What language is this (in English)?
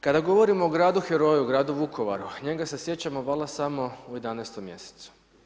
Croatian